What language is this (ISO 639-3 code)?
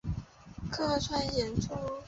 zho